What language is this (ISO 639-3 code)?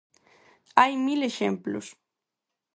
glg